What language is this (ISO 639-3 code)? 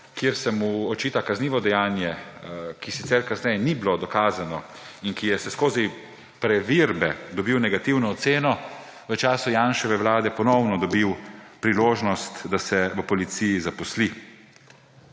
slv